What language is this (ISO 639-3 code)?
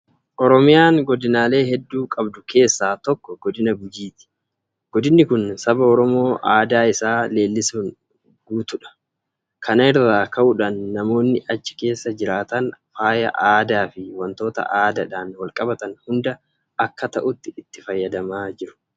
orm